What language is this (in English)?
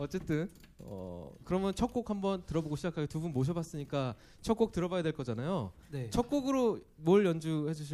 Korean